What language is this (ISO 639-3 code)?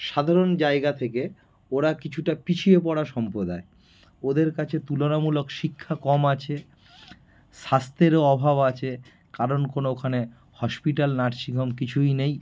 ben